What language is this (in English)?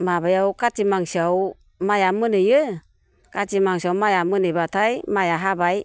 Bodo